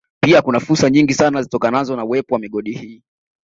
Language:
Swahili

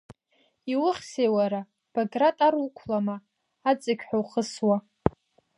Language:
Abkhazian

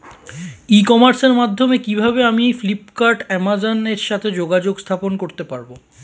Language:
Bangla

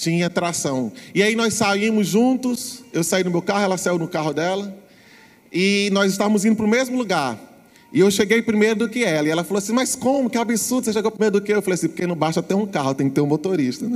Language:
Portuguese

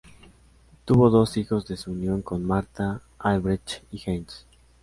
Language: Spanish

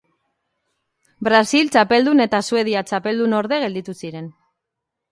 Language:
Basque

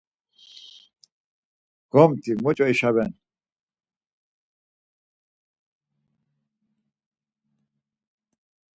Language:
Laz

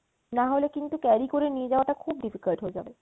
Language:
Bangla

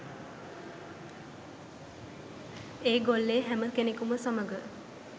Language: Sinhala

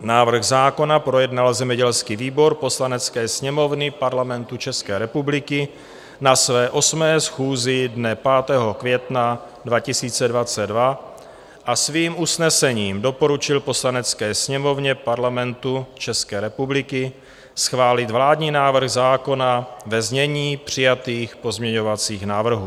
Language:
Czech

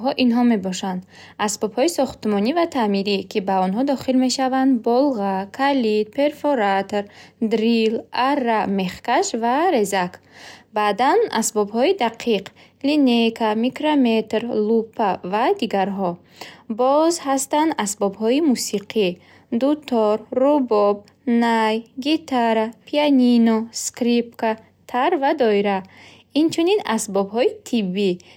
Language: Bukharic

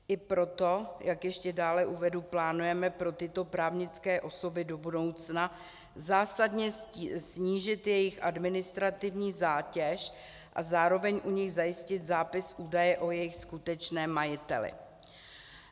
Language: Czech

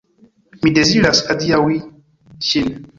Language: Esperanto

